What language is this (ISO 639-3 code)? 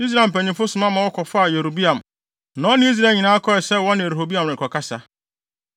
aka